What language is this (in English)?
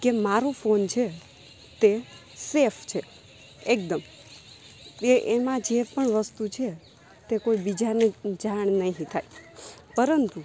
Gujarati